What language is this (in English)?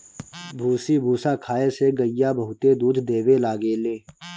Bhojpuri